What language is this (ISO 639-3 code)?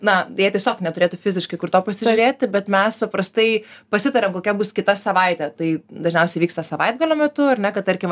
lit